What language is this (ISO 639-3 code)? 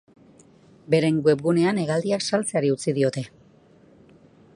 eus